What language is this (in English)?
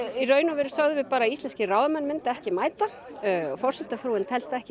Icelandic